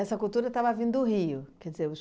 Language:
Portuguese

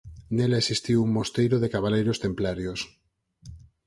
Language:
Galician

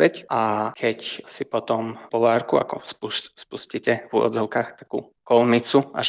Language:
Slovak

